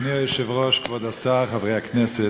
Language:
Hebrew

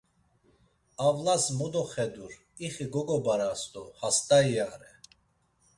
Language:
Laz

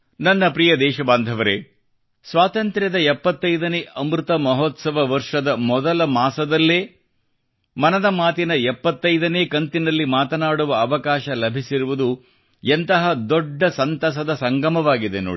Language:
Kannada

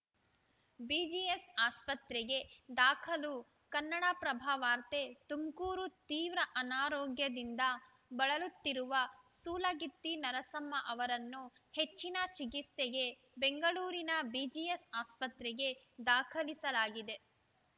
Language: Kannada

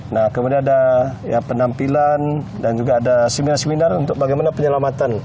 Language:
Indonesian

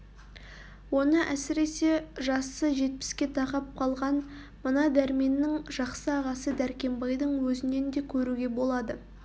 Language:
Kazakh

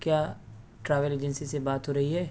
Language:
Urdu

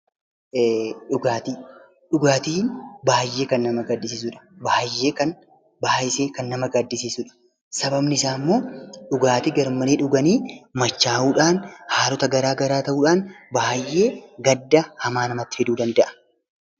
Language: Oromo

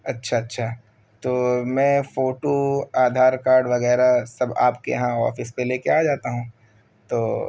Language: Urdu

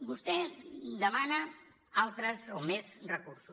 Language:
Catalan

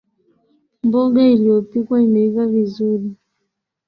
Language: Swahili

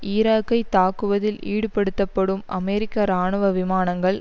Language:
Tamil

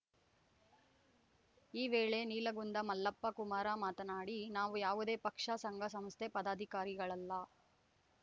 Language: Kannada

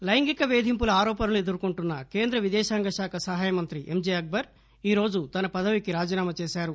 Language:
Telugu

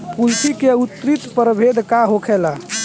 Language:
Bhojpuri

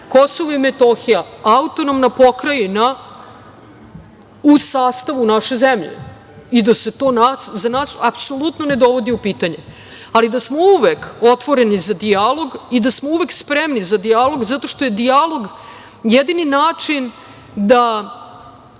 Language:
Serbian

